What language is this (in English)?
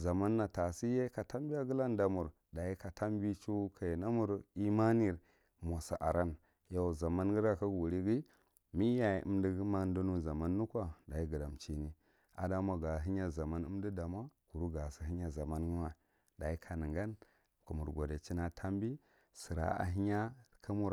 Marghi Central